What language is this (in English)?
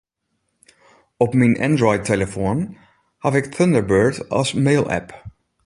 Western Frisian